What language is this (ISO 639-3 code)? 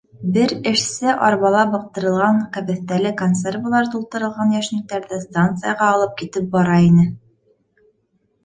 bak